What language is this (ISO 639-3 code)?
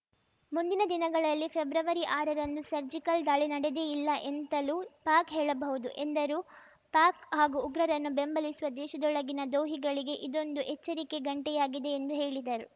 kan